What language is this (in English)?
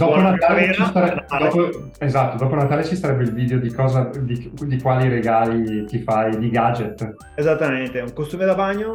Italian